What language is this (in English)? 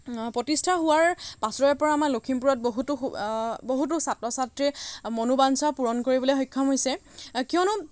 Assamese